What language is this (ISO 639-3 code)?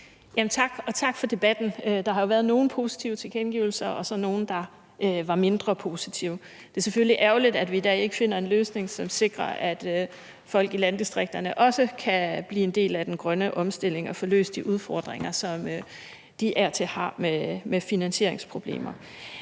dan